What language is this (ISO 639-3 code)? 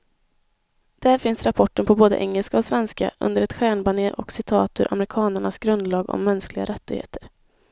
swe